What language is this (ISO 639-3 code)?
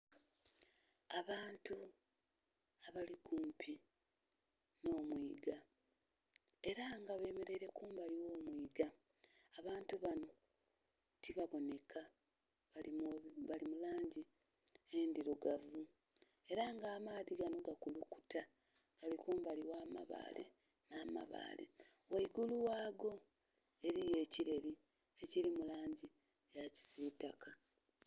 xog